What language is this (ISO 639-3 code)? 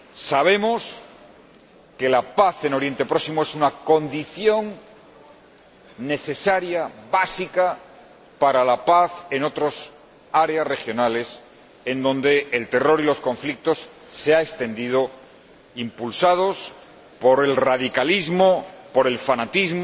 spa